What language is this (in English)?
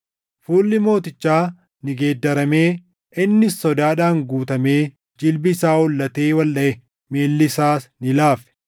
Oromo